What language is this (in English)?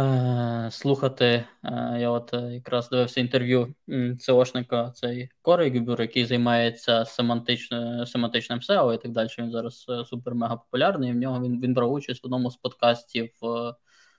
Ukrainian